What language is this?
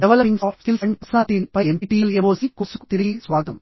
Telugu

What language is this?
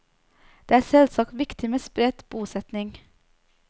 Norwegian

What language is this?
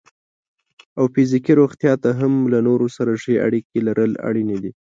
Pashto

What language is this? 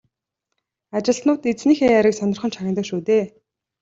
Mongolian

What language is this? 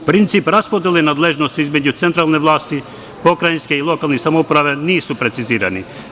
Serbian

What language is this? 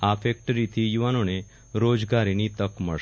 Gujarati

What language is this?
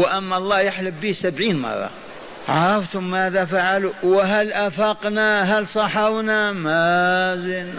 Arabic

